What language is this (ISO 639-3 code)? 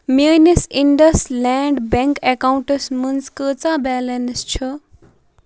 kas